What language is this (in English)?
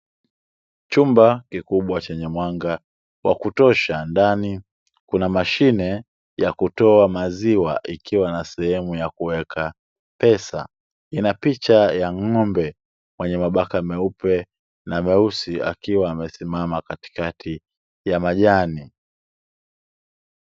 Swahili